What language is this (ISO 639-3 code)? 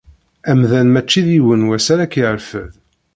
kab